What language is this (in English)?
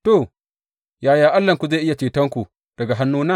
Hausa